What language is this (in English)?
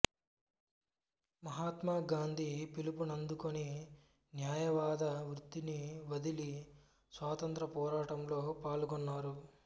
Telugu